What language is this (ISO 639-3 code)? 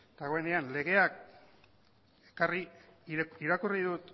eus